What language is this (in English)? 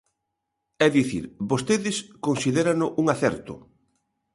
Galician